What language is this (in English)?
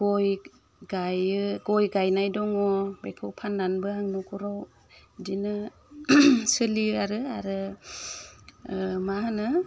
Bodo